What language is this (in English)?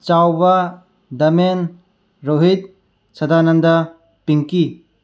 Manipuri